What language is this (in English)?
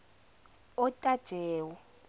Zulu